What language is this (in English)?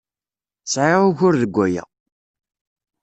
Kabyle